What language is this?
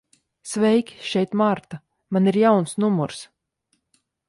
Latvian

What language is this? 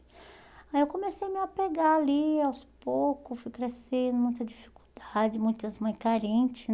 Portuguese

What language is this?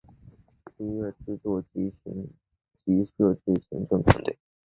Chinese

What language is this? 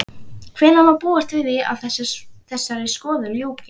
Icelandic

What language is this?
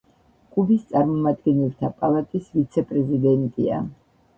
Georgian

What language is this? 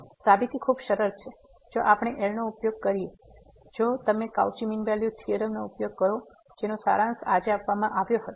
Gujarati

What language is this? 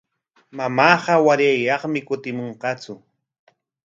Corongo Ancash Quechua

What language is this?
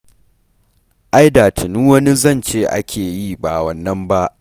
Hausa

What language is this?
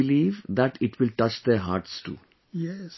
English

